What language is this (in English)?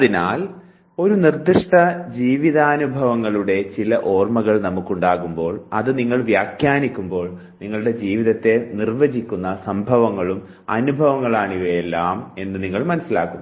Malayalam